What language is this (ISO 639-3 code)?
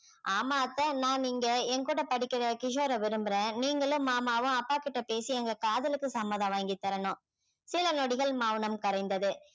tam